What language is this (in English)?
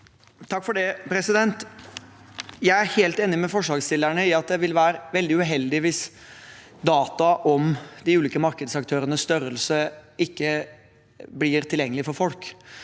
Norwegian